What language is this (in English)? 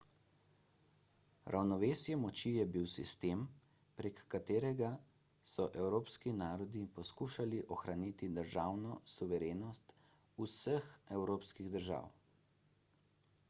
Slovenian